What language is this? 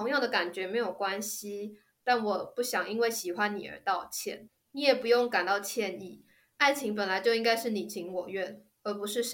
Chinese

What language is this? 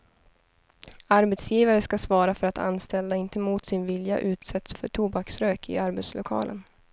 Swedish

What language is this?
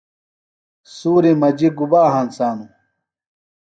Phalura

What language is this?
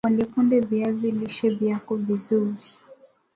Swahili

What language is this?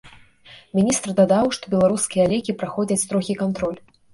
Belarusian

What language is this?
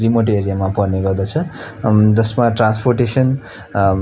Nepali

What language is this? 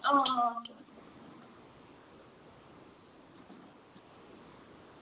Dogri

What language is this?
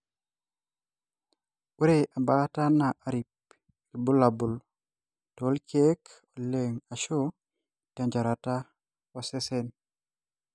Masai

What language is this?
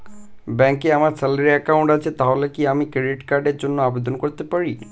Bangla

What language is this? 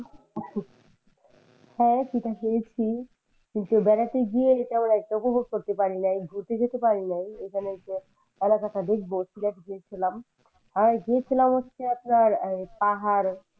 Bangla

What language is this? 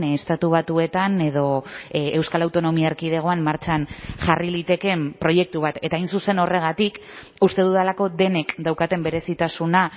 Basque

